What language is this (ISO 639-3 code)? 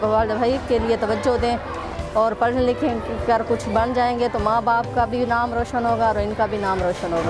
urd